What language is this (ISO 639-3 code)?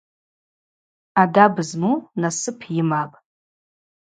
abq